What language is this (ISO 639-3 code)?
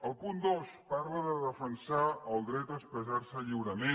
cat